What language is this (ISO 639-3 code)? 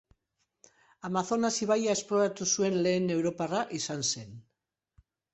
eus